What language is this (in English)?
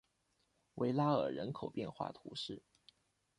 Chinese